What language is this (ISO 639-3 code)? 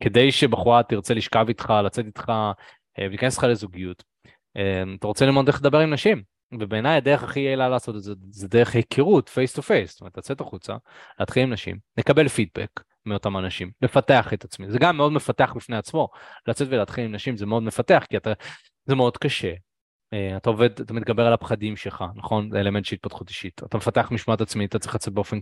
heb